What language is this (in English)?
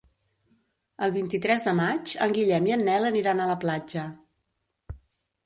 Catalan